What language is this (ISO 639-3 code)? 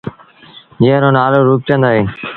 sbn